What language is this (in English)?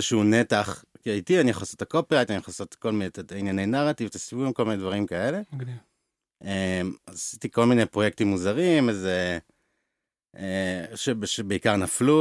Hebrew